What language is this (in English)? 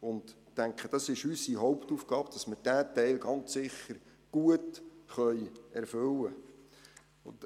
Swiss German